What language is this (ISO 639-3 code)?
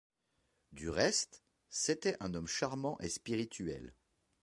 fra